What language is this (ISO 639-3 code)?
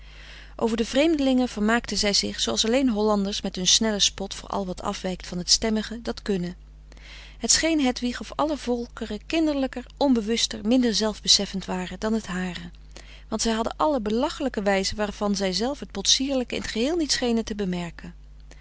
nld